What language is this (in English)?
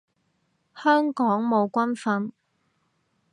Cantonese